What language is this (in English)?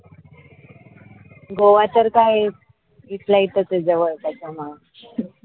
Marathi